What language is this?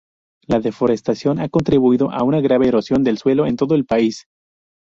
Spanish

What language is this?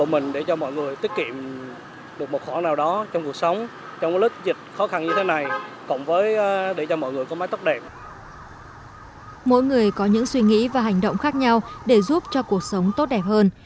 Vietnamese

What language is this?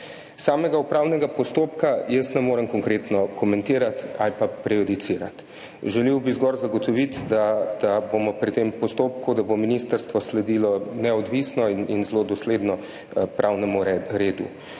Slovenian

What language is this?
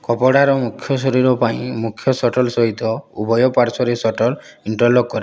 Odia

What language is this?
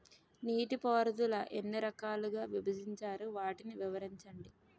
Telugu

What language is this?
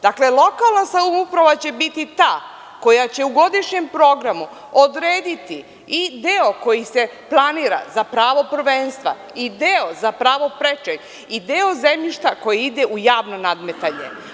Serbian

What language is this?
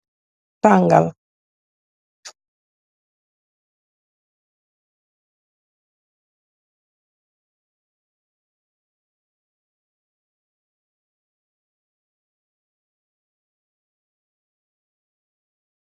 Wolof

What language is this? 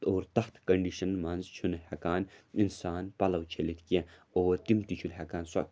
Kashmiri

